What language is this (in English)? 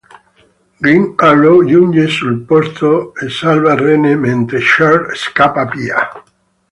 Italian